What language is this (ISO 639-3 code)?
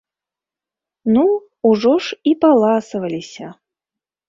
bel